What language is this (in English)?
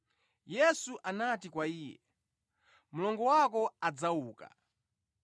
Nyanja